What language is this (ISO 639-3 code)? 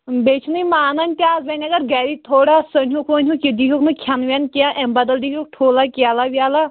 kas